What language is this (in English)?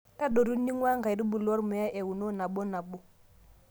Masai